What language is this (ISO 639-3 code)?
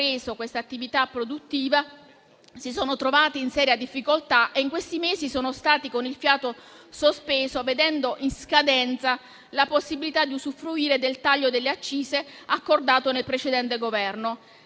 ita